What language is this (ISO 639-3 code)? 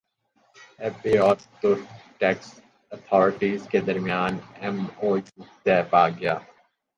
urd